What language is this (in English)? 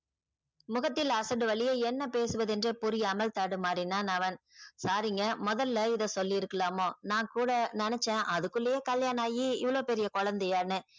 Tamil